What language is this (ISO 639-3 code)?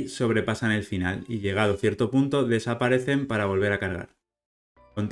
spa